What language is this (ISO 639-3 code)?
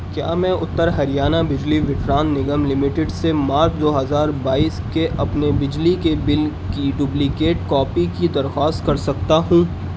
urd